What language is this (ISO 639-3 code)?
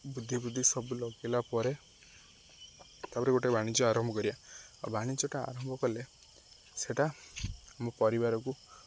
ori